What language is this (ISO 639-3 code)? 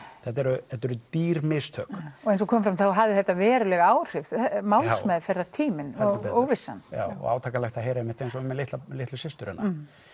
isl